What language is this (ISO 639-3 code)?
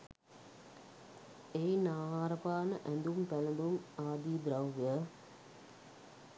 sin